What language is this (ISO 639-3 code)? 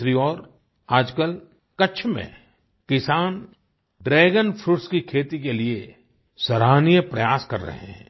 hin